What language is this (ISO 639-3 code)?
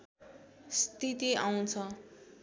nep